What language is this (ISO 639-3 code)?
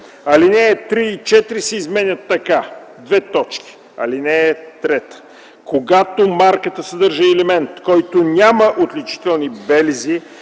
bul